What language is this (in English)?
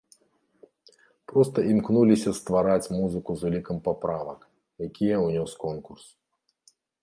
Belarusian